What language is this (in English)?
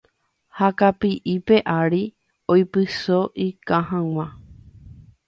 Guarani